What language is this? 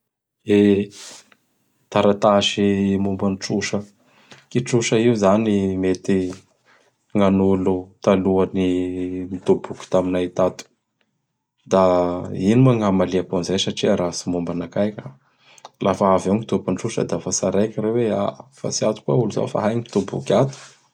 Bara Malagasy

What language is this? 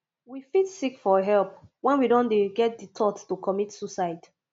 Nigerian Pidgin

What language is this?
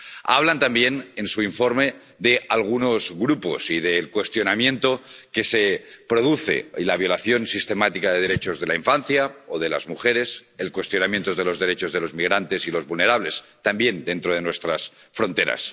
Spanish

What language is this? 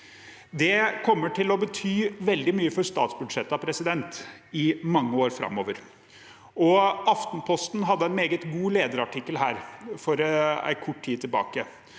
Norwegian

